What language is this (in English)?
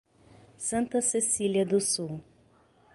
Portuguese